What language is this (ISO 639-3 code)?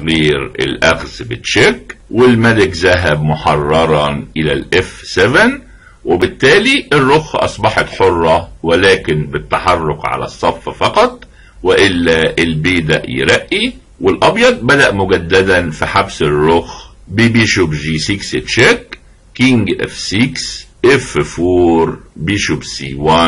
ara